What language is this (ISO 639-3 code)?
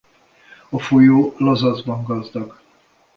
hun